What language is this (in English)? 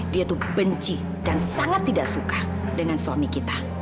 Indonesian